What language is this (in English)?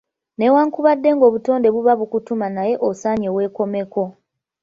Ganda